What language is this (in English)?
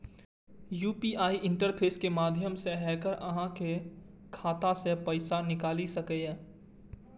Maithili